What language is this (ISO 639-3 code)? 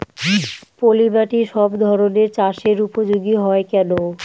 ben